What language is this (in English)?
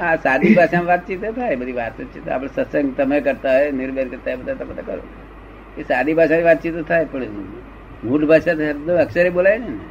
Gujarati